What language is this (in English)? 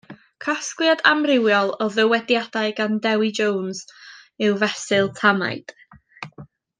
Welsh